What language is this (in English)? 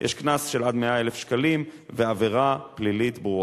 Hebrew